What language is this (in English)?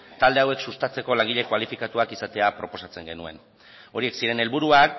Basque